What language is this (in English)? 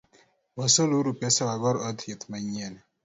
Luo (Kenya and Tanzania)